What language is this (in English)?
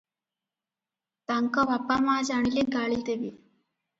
Odia